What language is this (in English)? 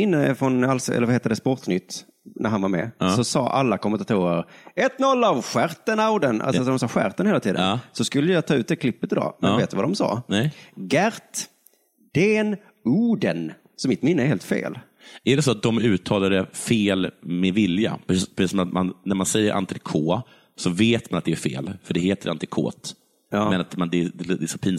Swedish